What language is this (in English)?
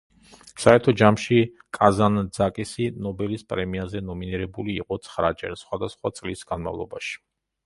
Georgian